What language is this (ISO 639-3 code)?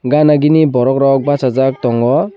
trp